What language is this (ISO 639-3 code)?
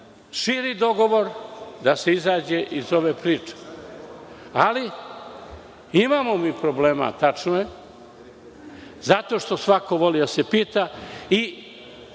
srp